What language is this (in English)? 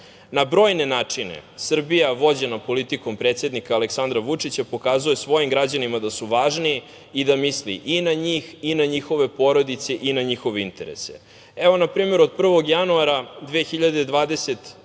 Serbian